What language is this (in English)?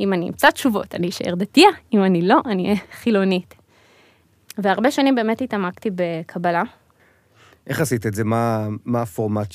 Hebrew